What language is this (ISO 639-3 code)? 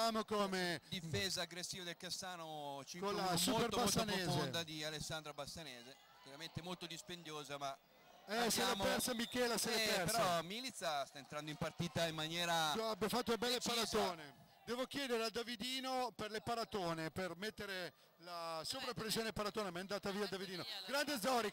ita